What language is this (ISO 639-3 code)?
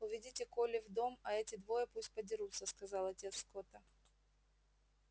rus